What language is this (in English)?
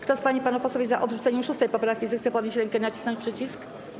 Polish